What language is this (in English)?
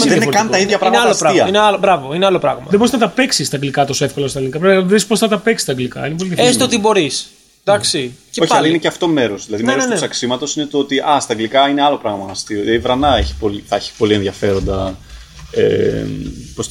Greek